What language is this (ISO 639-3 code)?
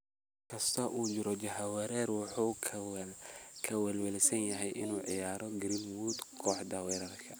som